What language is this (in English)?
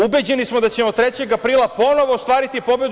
Serbian